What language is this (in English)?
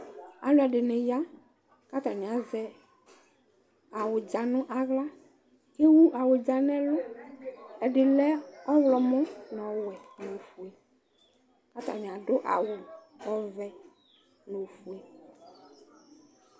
Ikposo